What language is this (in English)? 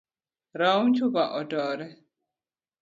Luo (Kenya and Tanzania)